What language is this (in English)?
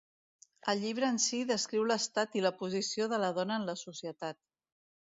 Catalan